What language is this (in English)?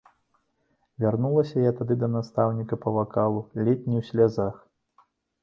Belarusian